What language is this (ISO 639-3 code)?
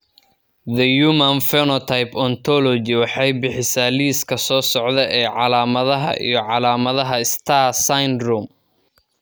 som